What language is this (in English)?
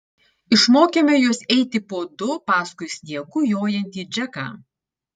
Lithuanian